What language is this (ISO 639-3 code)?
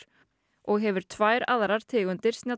isl